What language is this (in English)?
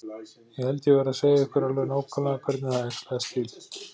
Icelandic